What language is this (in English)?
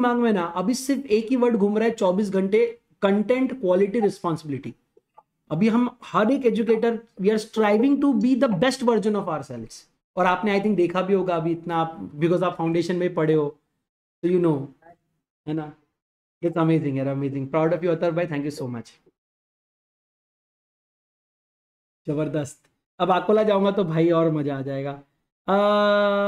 Hindi